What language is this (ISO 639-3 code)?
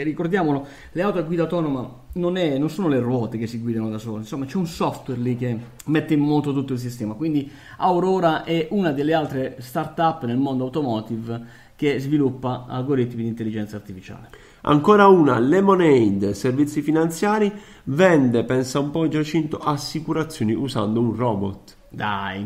ita